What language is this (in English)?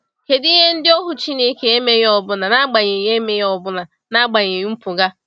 Igbo